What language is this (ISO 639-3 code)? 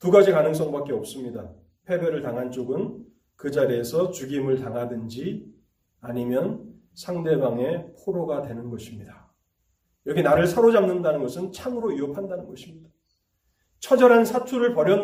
kor